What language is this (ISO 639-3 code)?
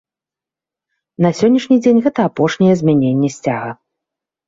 bel